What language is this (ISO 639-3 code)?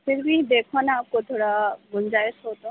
urd